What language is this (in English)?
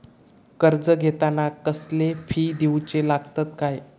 Marathi